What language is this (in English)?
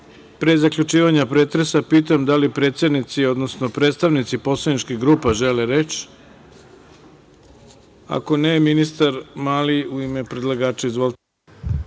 Serbian